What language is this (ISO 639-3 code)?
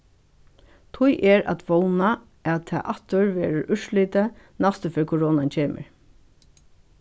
fao